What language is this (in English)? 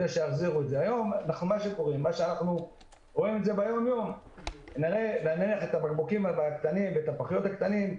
Hebrew